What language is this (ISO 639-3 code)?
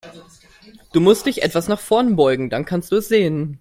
deu